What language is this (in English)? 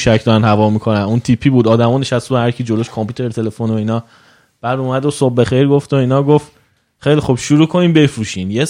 Persian